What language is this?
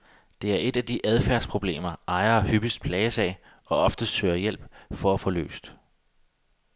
Danish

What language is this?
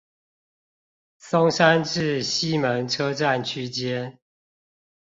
Chinese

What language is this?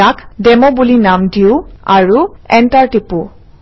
Assamese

